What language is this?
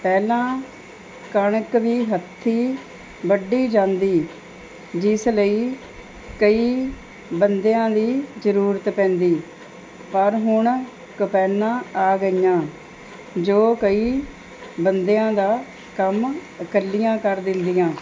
Punjabi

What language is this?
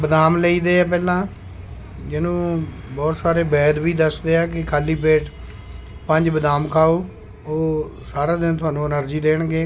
Punjabi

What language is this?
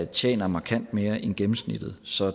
Danish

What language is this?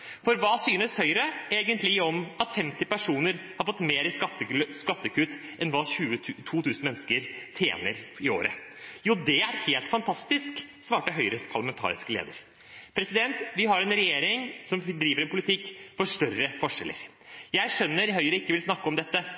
Norwegian Bokmål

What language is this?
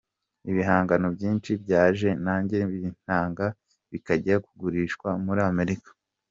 Kinyarwanda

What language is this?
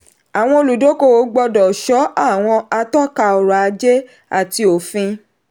Yoruba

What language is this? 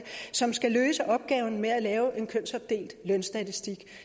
Danish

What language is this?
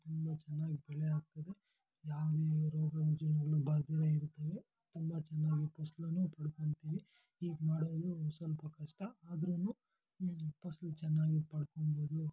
Kannada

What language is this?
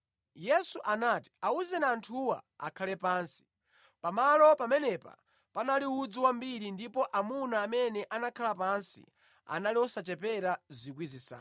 Nyanja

